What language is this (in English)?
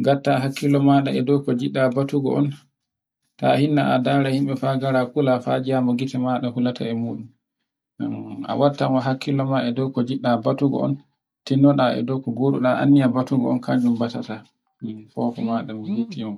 Borgu Fulfulde